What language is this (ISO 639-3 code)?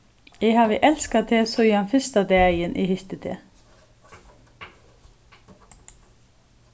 fao